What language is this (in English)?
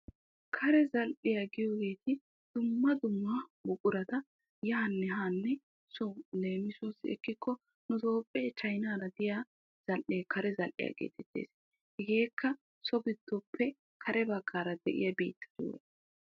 Wolaytta